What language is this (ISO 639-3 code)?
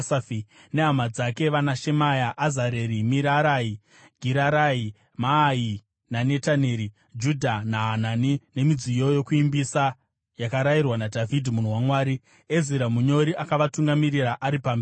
sna